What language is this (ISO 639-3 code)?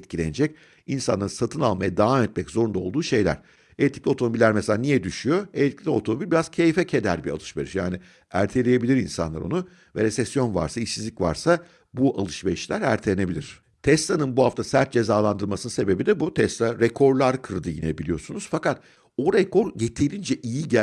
tur